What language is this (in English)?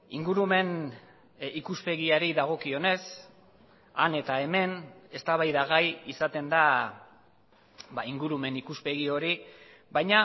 Basque